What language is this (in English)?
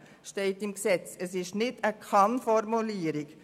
Swiss German